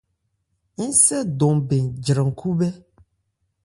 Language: Ebrié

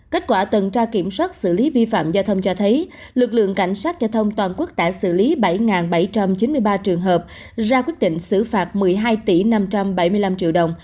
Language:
Vietnamese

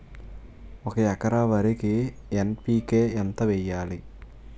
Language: Telugu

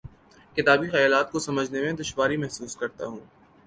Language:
Urdu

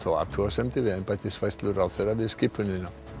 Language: Icelandic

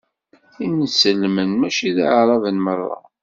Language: Kabyle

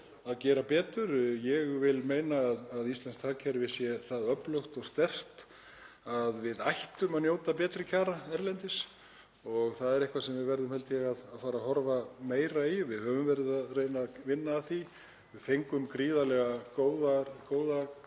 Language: Icelandic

